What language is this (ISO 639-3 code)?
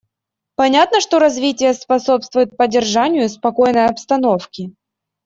rus